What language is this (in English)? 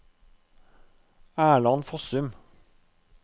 Norwegian